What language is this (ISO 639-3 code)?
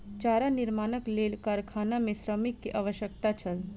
mai